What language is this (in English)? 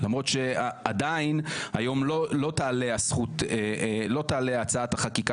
Hebrew